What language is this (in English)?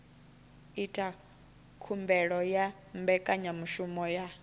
Venda